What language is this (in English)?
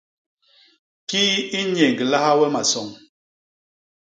Basaa